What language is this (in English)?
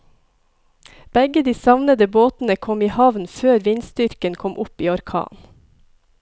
Norwegian